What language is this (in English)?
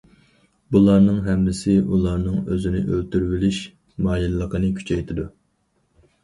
Uyghur